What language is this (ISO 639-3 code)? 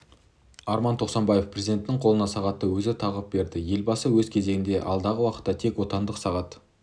kaz